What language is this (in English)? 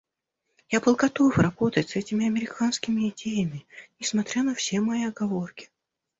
Russian